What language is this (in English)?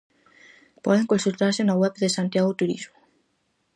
Galician